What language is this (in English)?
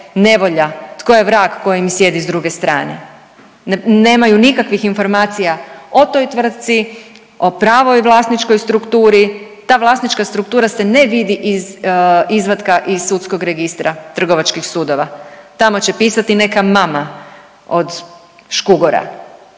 Croatian